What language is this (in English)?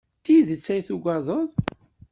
Kabyle